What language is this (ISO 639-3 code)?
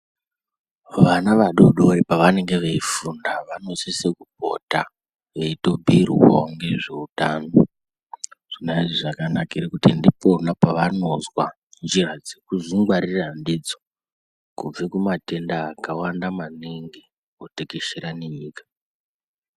ndc